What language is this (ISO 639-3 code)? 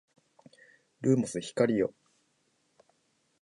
jpn